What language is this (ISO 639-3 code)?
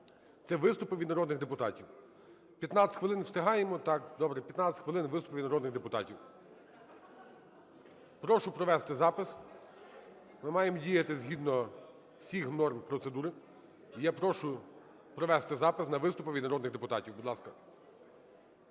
ukr